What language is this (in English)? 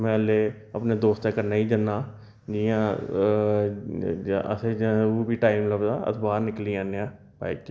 Dogri